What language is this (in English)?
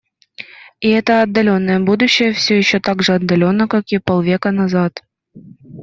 Russian